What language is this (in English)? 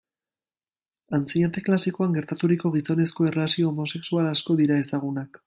Basque